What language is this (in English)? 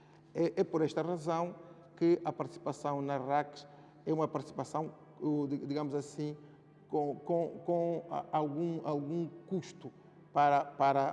Portuguese